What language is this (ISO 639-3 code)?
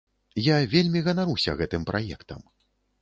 bel